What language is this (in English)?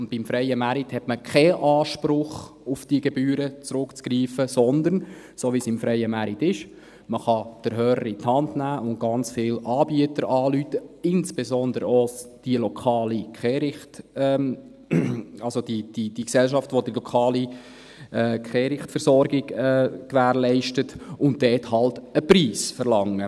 Swiss German